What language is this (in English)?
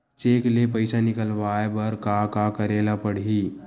Chhattisgarhi